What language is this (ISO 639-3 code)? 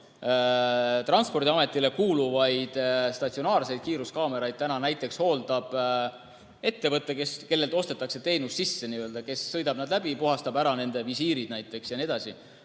est